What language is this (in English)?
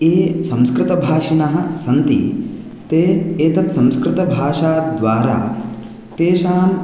Sanskrit